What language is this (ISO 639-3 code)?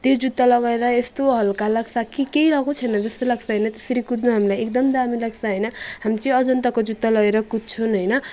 nep